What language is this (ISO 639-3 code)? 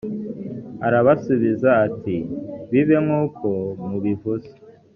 kin